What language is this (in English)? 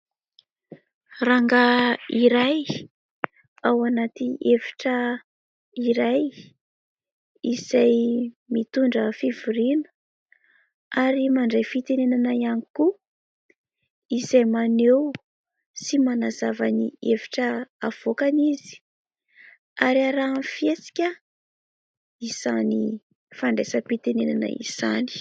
Malagasy